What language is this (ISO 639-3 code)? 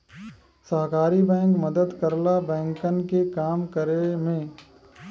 bho